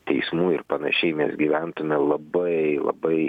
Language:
Lithuanian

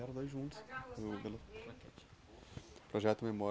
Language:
Portuguese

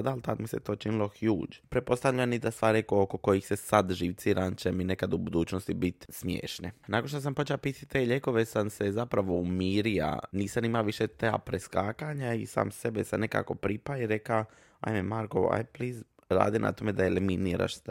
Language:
Croatian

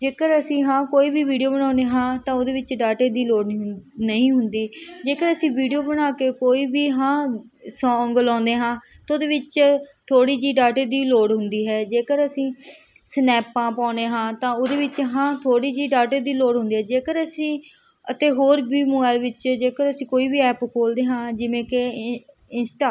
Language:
Punjabi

